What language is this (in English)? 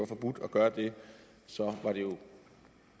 Danish